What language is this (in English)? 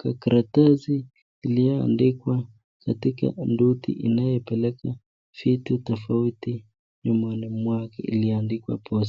Swahili